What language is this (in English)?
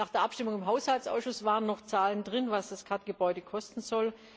German